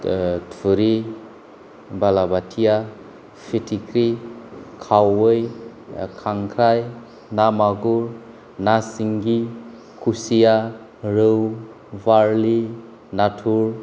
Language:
Bodo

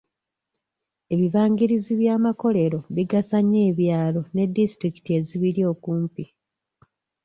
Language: Ganda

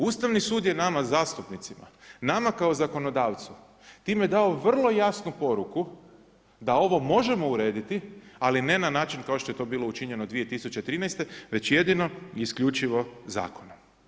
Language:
Croatian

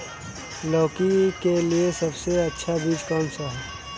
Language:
Hindi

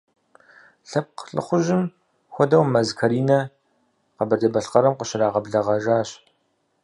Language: Kabardian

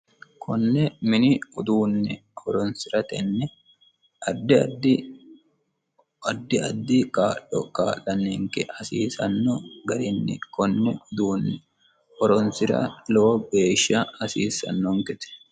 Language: Sidamo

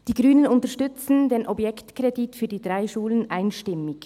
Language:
Swiss German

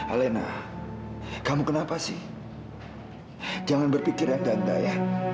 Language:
Indonesian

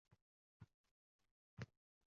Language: Uzbek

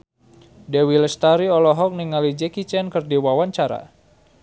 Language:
Sundanese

